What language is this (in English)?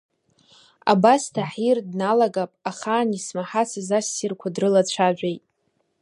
Abkhazian